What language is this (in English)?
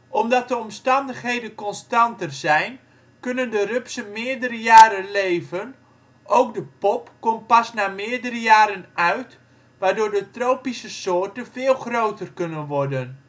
Dutch